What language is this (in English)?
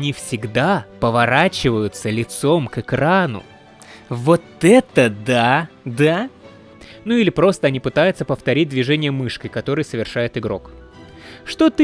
Russian